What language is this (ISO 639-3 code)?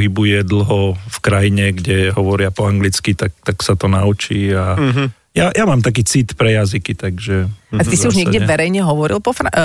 slk